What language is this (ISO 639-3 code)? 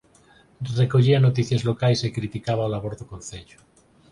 glg